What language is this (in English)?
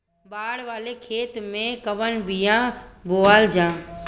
Bhojpuri